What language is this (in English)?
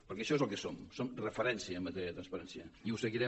Catalan